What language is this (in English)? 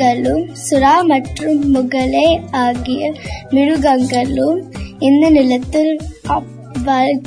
Tamil